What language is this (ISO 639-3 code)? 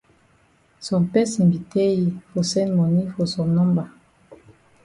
wes